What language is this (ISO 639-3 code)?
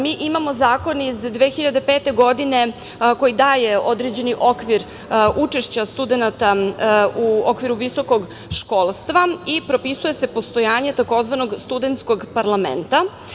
srp